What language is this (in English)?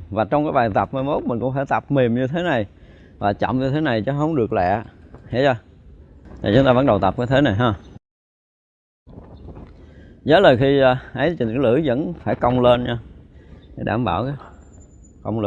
Vietnamese